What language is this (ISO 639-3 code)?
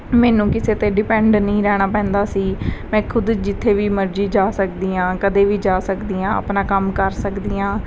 pan